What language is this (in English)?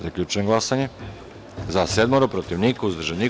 Serbian